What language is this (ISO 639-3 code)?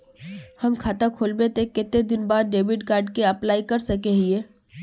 mag